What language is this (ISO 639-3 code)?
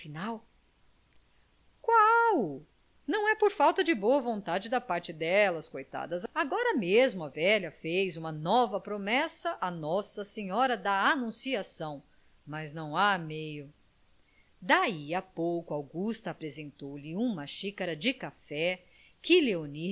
por